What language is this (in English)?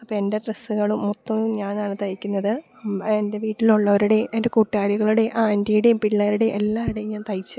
Malayalam